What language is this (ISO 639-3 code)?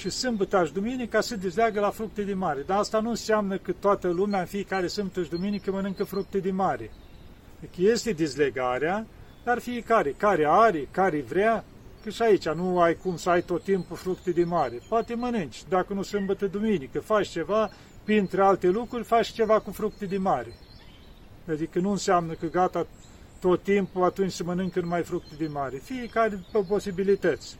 ron